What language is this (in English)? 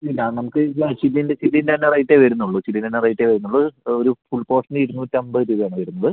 Malayalam